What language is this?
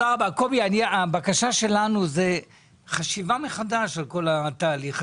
Hebrew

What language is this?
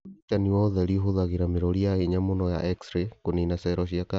Kikuyu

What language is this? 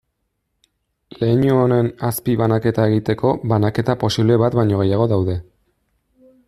Basque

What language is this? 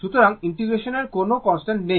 Bangla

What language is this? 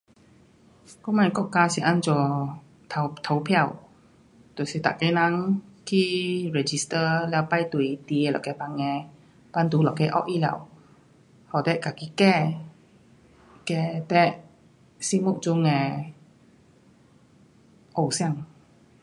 Pu-Xian Chinese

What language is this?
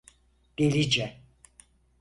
Turkish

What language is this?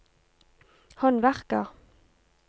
Norwegian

